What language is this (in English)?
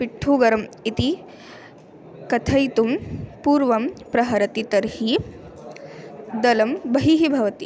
Sanskrit